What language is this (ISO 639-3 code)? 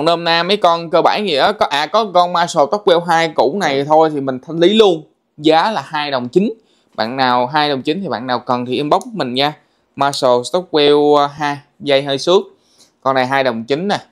vie